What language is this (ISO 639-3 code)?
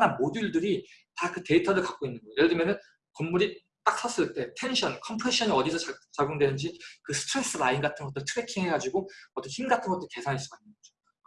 kor